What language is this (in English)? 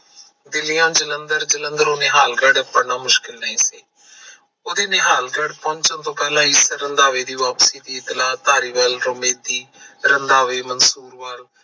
Punjabi